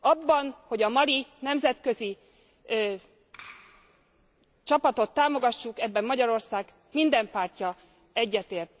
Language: Hungarian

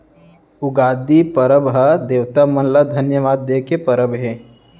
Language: Chhattisgarhi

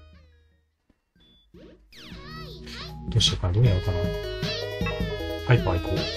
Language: Japanese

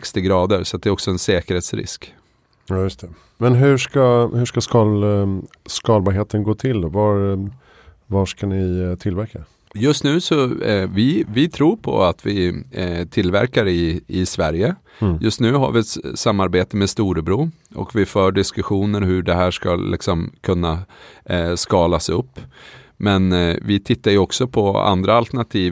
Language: Swedish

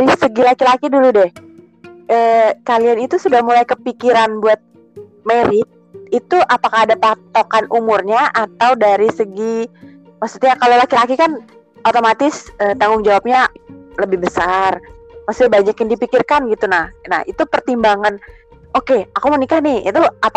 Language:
Indonesian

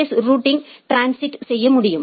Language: Tamil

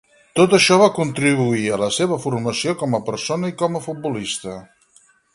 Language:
Catalan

